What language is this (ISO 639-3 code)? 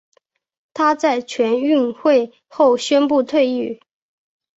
zho